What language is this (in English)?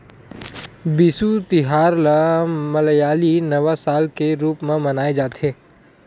Chhattisgarhi